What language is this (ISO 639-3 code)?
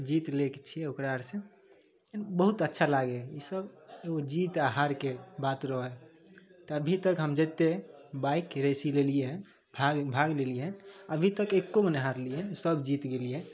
mai